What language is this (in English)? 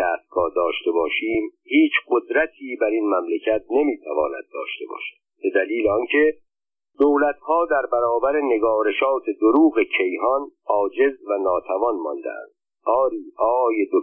Persian